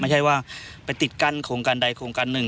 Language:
Thai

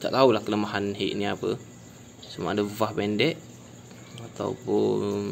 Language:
Malay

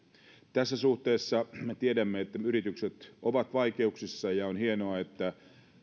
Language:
Finnish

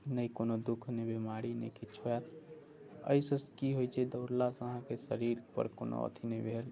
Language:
Maithili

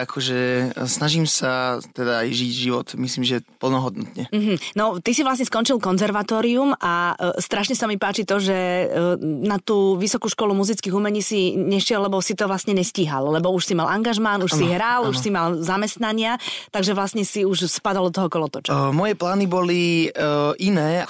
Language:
Slovak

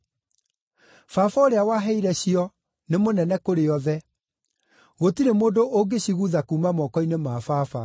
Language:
Kikuyu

